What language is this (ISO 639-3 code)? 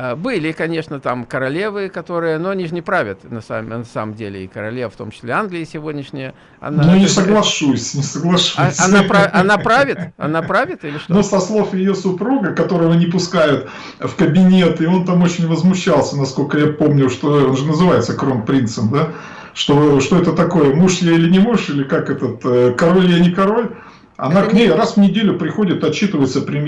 rus